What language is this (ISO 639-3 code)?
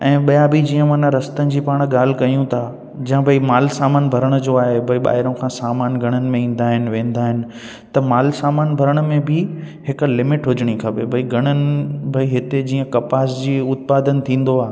snd